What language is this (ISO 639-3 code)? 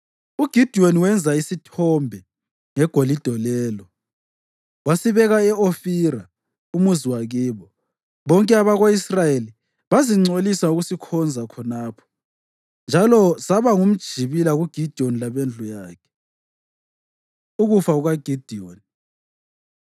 nde